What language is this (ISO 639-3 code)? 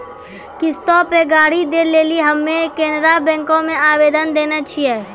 mai